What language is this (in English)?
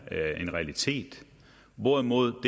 Danish